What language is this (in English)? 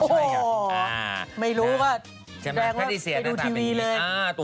Thai